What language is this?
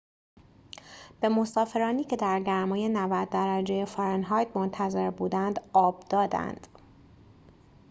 Persian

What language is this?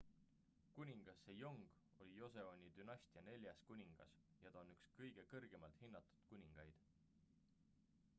Estonian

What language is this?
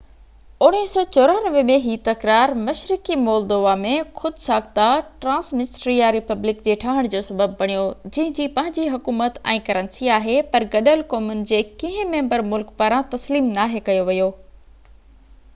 Sindhi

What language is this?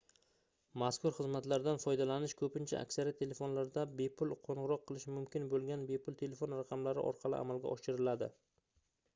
Uzbek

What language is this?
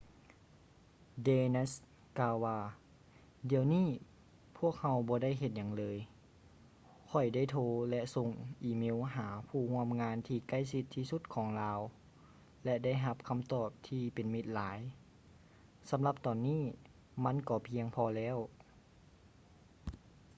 Lao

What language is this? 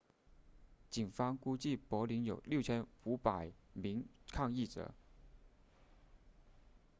Chinese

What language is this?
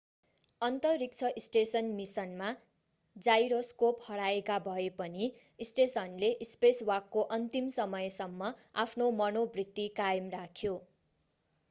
Nepali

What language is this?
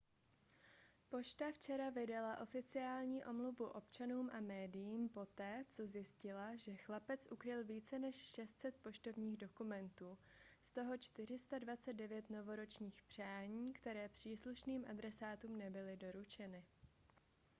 Czech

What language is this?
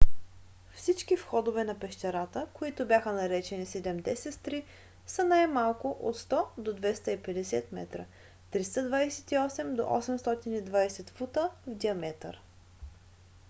Bulgarian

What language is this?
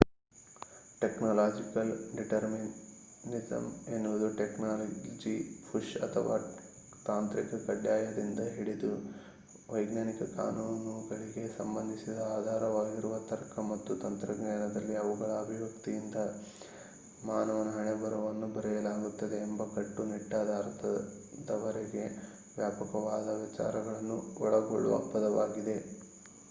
Kannada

